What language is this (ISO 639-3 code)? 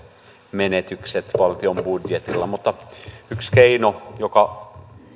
fin